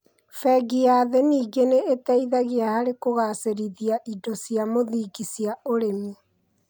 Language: Kikuyu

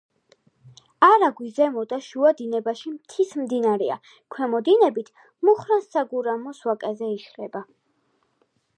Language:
Georgian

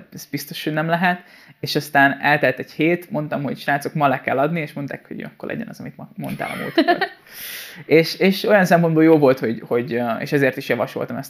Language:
Hungarian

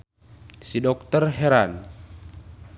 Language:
Sundanese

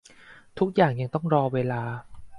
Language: Thai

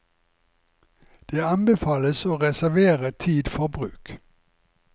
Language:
Norwegian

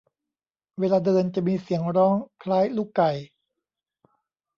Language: Thai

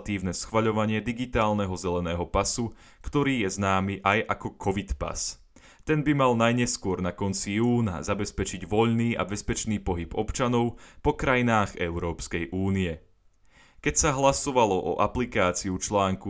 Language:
Slovak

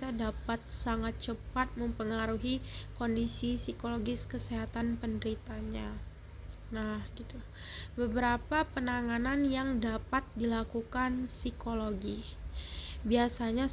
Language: Indonesian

